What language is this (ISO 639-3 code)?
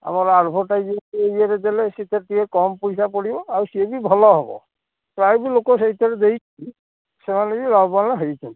ori